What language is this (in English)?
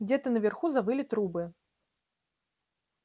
Russian